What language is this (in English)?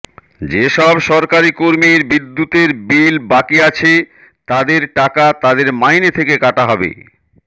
Bangla